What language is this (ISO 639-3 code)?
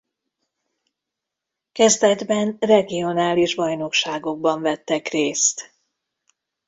hun